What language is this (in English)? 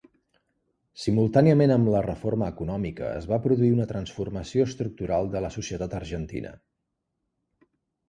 Catalan